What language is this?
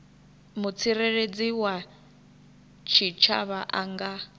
Venda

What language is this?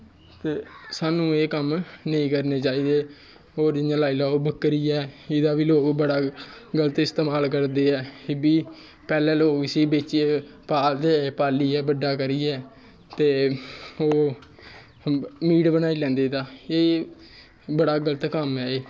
Dogri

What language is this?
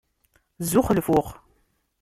Kabyle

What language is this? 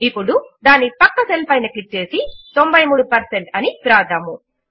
Telugu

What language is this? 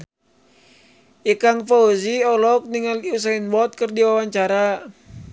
Sundanese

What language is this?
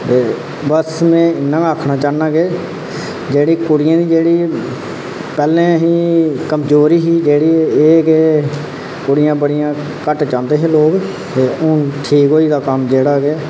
Dogri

